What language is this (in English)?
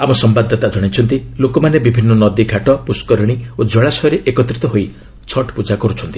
Odia